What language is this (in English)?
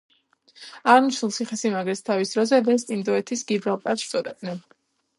Georgian